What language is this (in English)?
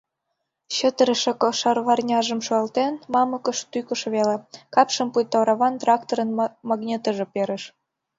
Mari